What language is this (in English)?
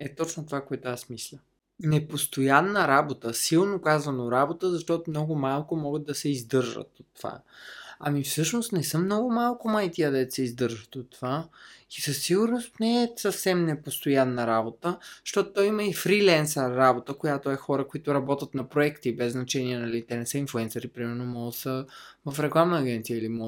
Bulgarian